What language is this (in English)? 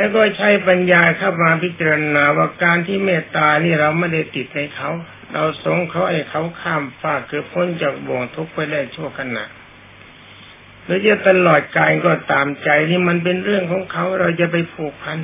Thai